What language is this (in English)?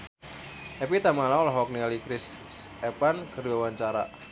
Sundanese